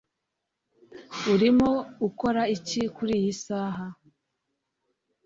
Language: Kinyarwanda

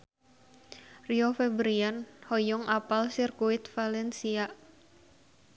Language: Sundanese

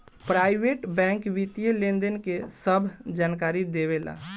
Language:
Bhojpuri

